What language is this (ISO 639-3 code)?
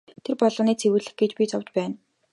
mon